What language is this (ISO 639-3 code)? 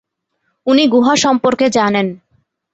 ben